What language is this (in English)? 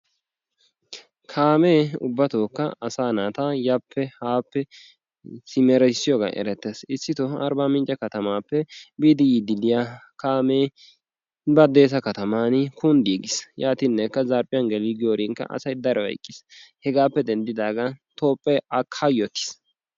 Wolaytta